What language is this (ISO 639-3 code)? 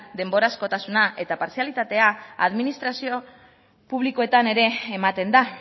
eus